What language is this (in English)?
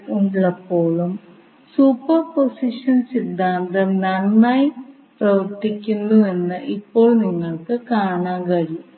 Malayalam